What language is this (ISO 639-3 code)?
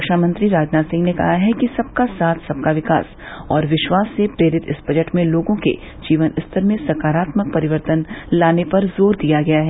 hin